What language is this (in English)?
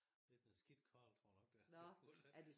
Danish